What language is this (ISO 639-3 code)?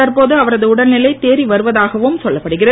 tam